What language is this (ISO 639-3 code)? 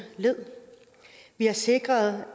dan